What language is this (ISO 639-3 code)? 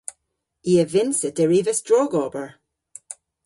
cor